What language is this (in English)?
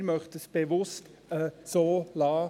Swiss German